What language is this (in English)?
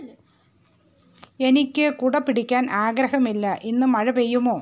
Malayalam